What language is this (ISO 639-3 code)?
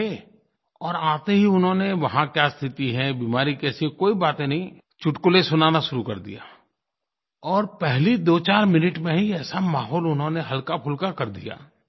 hin